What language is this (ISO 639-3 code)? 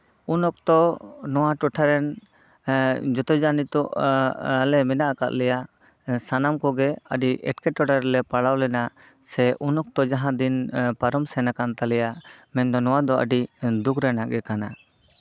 sat